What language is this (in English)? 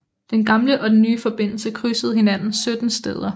Danish